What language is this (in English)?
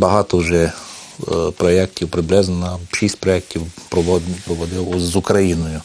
Ukrainian